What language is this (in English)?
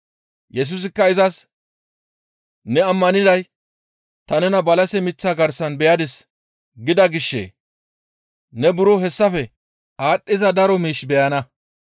Gamo